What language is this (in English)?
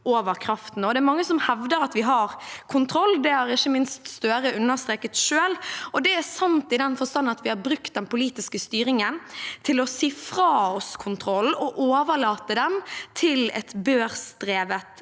Norwegian